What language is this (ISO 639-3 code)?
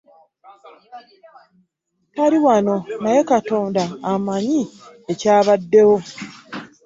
lug